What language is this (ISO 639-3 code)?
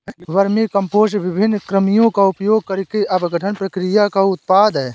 hin